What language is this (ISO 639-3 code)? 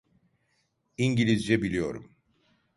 tur